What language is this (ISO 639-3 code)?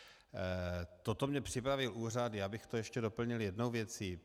ces